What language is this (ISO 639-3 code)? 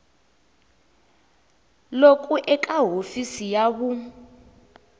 tso